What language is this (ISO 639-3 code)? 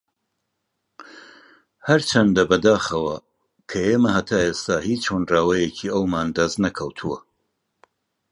ckb